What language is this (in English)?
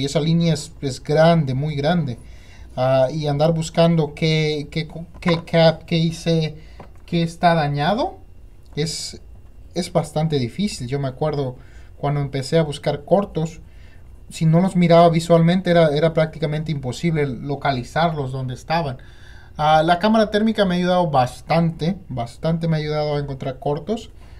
Spanish